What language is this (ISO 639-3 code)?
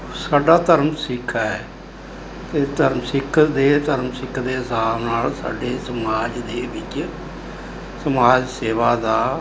pan